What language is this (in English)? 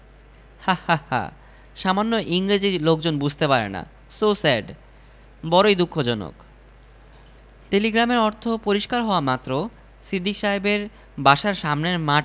Bangla